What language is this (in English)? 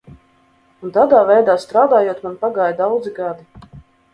Latvian